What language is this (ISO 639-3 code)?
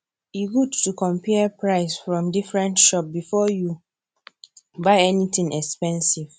pcm